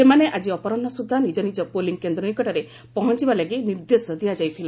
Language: Odia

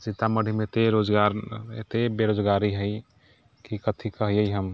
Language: Maithili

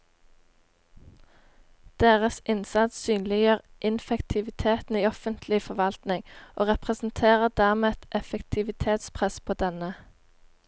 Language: Norwegian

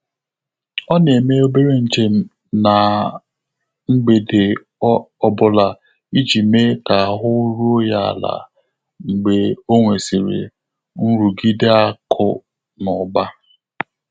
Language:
Igbo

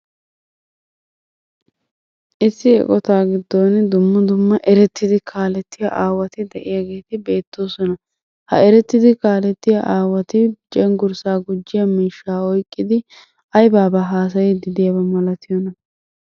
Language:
Wolaytta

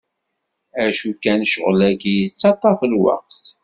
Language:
Kabyle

